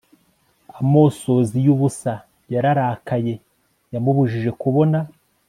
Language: Kinyarwanda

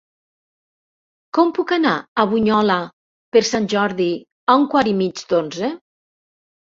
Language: Catalan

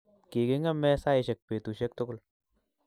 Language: Kalenjin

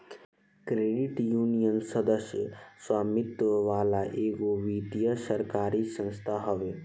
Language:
Bhojpuri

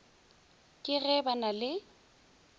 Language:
Northern Sotho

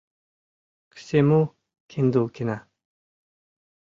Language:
Mari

